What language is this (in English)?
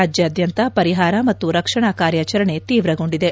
Kannada